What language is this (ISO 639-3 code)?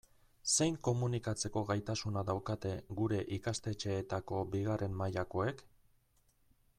eus